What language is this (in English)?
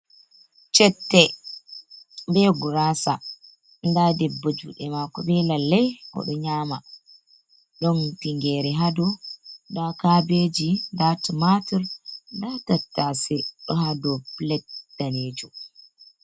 Fula